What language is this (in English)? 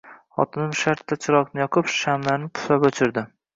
Uzbek